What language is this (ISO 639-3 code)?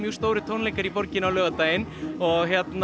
isl